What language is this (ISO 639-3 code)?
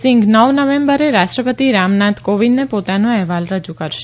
guj